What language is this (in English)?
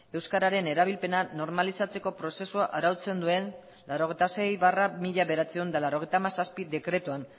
Basque